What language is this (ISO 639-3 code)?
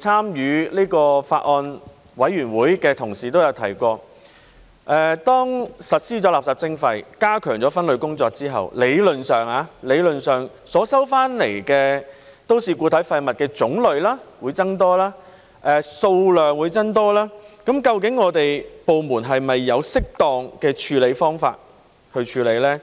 yue